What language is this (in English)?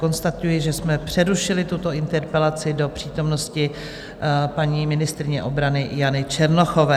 Czech